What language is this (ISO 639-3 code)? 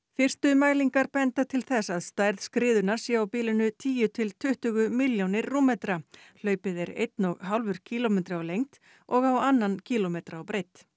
isl